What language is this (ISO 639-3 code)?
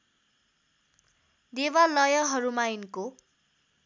nep